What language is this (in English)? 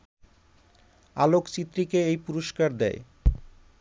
Bangla